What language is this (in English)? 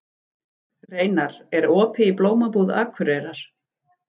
Icelandic